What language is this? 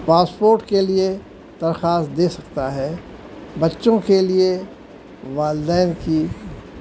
Urdu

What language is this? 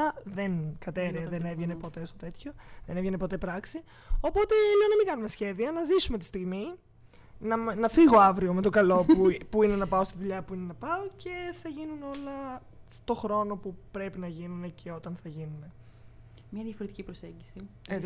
Greek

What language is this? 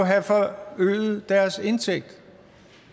Danish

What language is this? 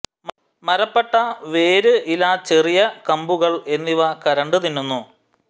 Malayalam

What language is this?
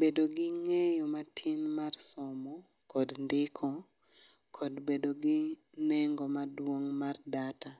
Luo (Kenya and Tanzania)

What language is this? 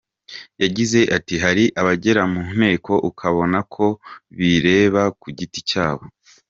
Kinyarwanda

